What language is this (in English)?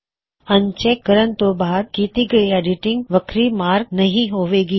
Punjabi